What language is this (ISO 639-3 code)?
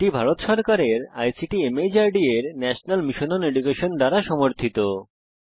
ben